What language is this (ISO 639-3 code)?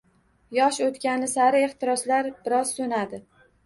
uzb